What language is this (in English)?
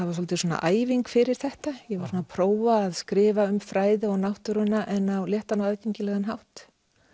Icelandic